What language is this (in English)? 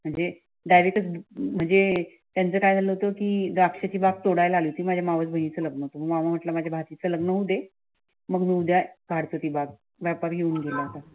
Marathi